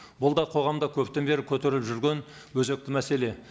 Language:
Kazakh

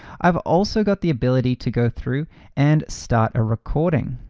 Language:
English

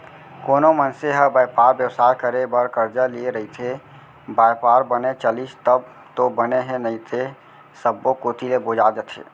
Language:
Chhattisgarhi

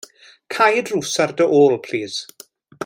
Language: Welsh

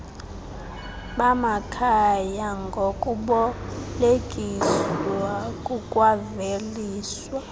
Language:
Xhosa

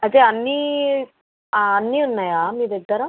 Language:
Telugu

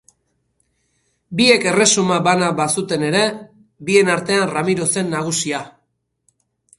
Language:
Basque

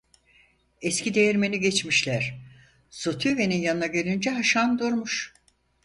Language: Turkish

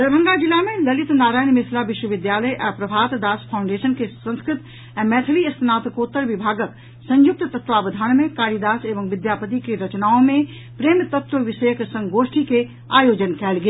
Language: Maithili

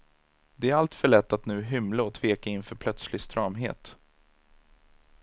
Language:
Swedish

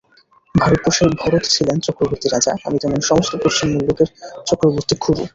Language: Bangla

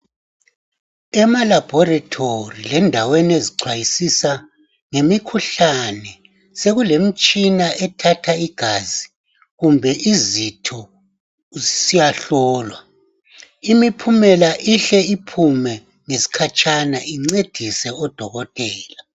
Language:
North Ndebele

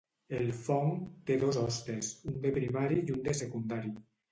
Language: Catalan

